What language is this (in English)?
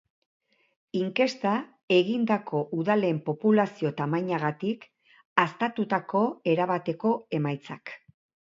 Basque